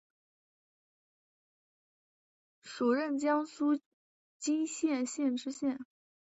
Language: Chinese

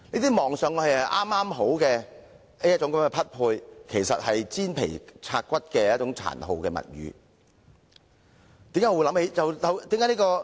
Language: Cantonese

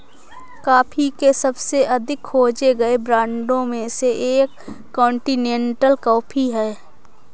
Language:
Hindi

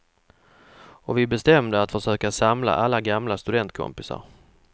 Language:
Swedish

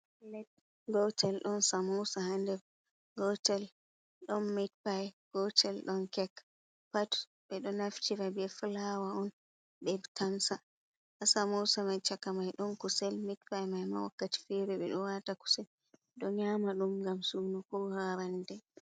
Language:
Fula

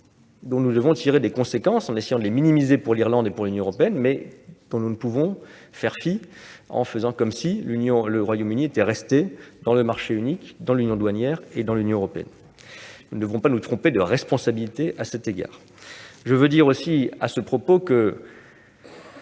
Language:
French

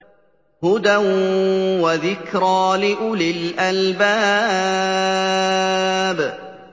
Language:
Arabic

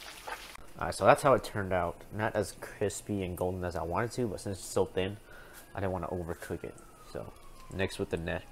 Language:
English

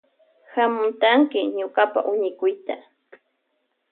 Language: Loja Highland Quichua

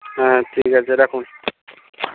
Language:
Bangla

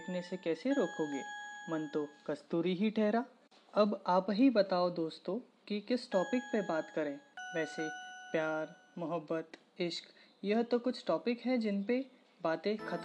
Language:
Hindi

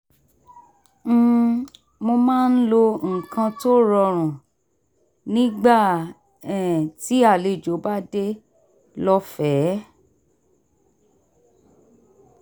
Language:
Yoruba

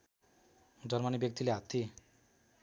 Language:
Nepali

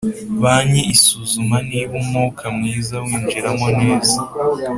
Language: Kinyarwanda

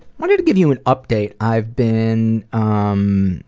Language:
English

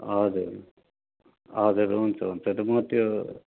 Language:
Nepali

